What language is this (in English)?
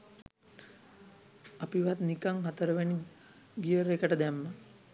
Sinhala